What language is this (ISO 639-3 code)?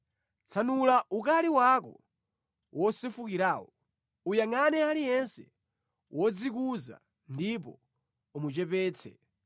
nya